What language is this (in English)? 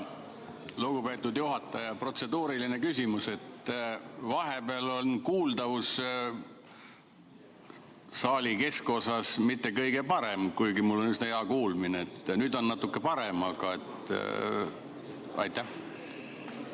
Estonian